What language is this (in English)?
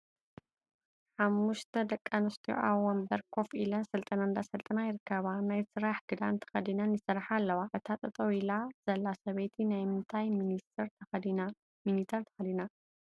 Tigrinya